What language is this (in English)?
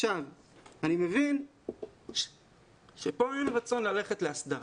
Hebrew